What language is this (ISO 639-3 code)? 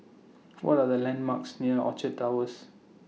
eng